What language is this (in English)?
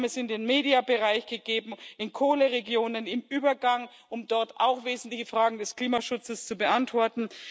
German